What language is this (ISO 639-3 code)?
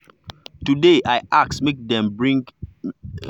pcm